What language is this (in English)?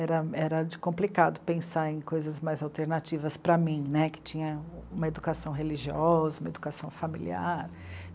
Portuguese